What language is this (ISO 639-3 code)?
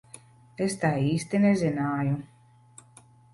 lav